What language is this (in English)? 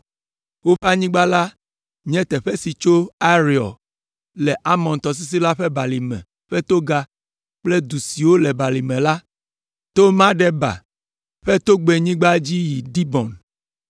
Ewe